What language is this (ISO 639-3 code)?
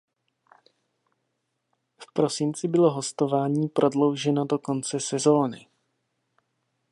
ces